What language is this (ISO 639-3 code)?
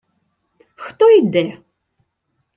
ukr